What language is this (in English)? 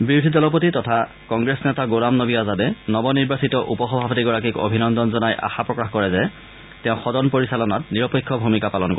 Assamese